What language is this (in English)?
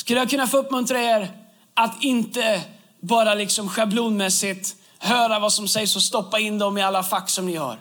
Swedish